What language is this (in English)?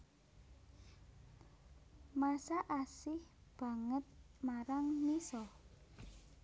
Javanese